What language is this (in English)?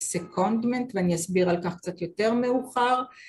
Hebrew